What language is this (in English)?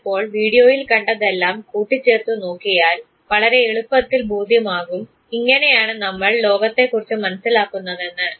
Malayalam